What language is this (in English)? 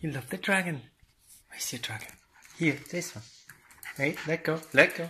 English